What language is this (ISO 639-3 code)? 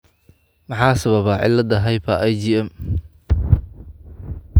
som